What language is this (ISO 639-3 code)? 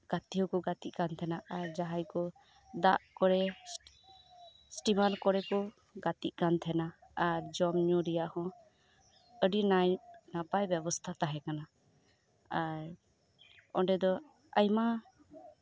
sat